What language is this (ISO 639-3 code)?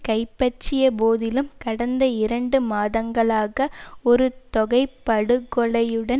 tam